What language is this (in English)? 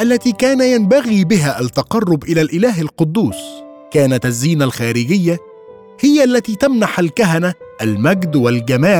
Arabic